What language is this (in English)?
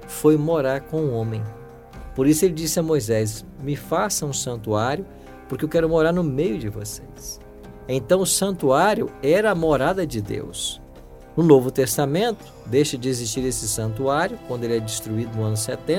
Portuguese